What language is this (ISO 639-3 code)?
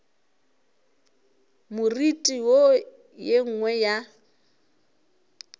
nso